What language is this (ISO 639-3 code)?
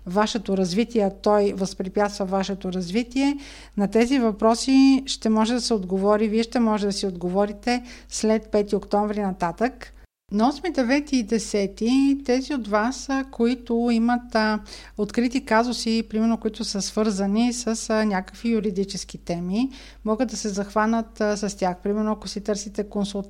bul